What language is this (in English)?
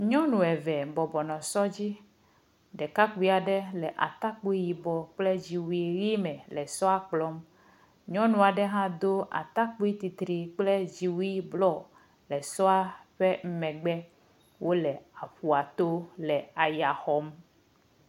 Ewe